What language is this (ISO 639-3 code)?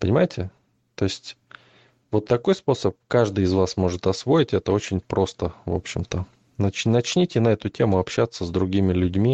rus